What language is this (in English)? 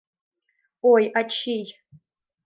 Mari